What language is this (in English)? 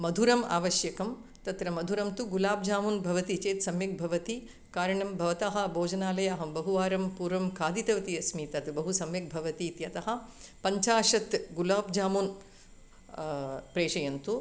Sanskrit